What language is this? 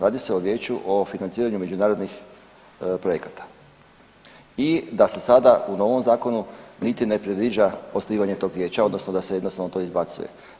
Croatian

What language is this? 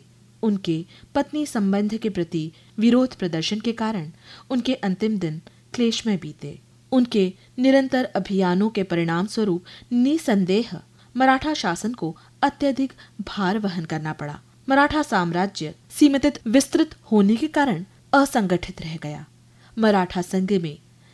Hindi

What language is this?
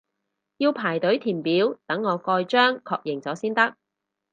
Cantonese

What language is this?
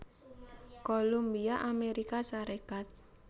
Javanese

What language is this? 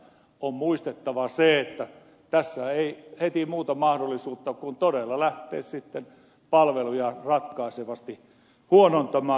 Finnish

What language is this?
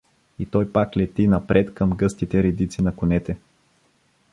Bulgarian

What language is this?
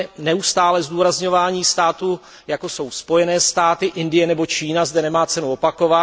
Czech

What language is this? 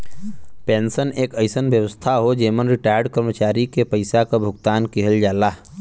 Bhojpuri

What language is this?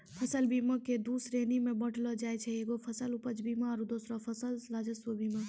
Maithili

